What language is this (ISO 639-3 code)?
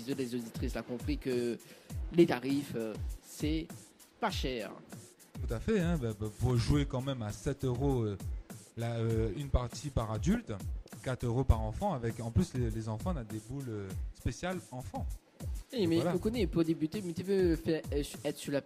fra